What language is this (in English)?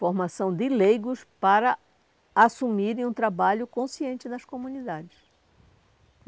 Portuguese